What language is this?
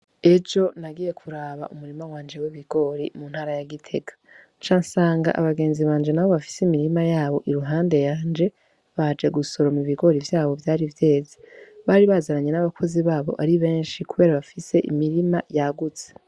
Rundi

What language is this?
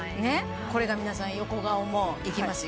Japanese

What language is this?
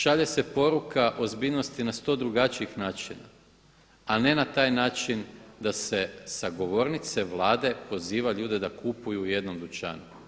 Croatian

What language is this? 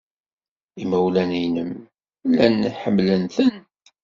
Kabyle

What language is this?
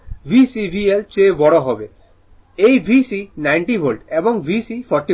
Bangla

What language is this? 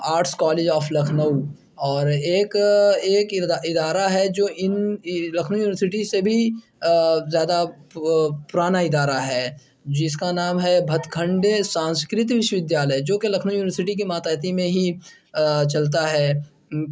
Urdu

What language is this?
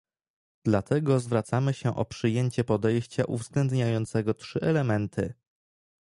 Polish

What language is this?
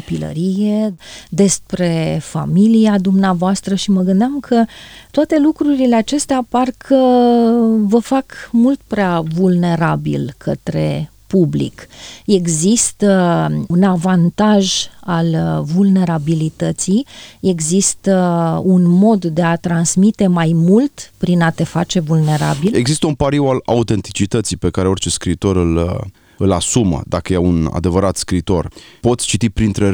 Romanian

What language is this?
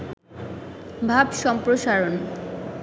Bangla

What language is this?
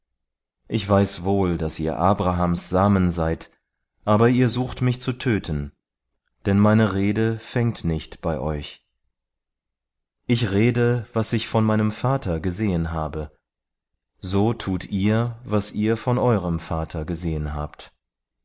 German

